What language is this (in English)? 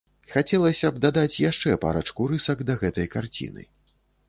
Belarusian